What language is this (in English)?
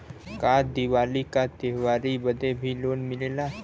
Bhojpuri